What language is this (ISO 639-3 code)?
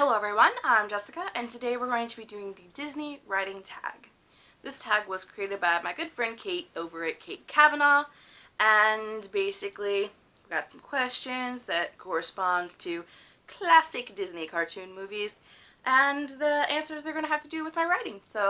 eng